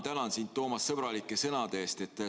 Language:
Estonian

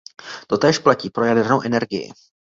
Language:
Czech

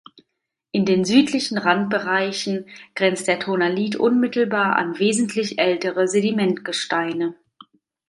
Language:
German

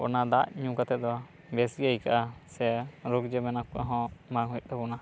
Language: Santali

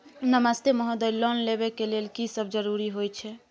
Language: Maithili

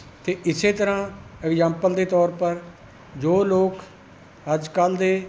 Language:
Punjabi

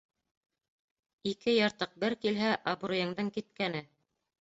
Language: Bashkir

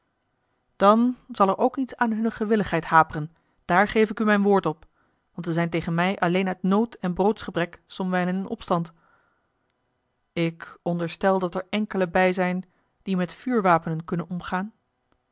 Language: Dutch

